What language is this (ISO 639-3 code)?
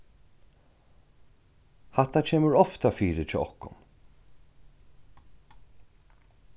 fao